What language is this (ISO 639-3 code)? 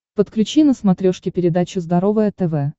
rus